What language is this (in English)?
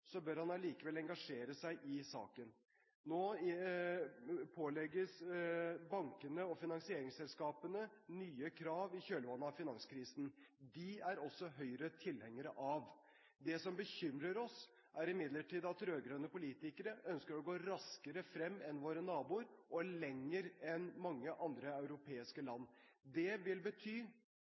Norwegian Bokmål